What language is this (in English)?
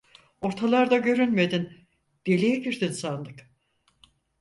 Turkish